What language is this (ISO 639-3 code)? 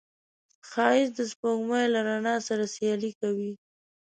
pus